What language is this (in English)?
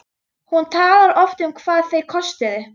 Icelandic